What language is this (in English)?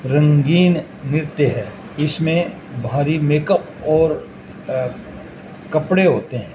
Urdu